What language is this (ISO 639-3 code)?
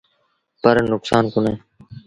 sbn